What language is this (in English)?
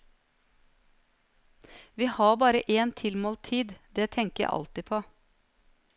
Norwegian